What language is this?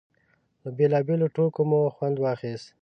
Pashto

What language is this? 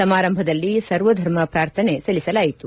Kannada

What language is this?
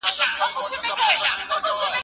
Pashto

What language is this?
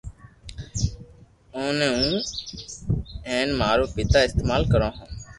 Loarki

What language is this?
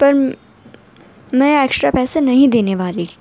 Urdu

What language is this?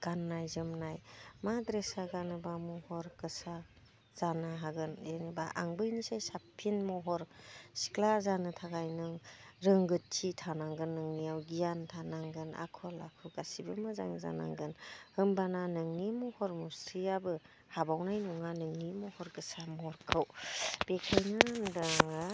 Bodo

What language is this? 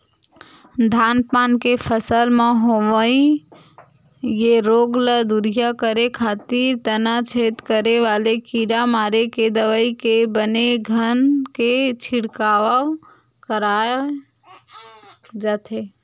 Chhattisgarhi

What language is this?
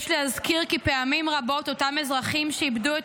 Hebrew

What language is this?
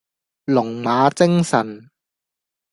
Cantonese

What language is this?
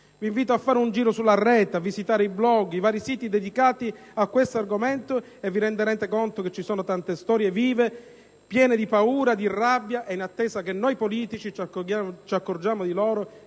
Italian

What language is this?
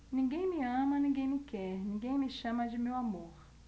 Portuguese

